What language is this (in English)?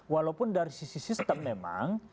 Indonesian